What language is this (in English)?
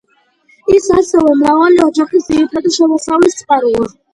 Georgian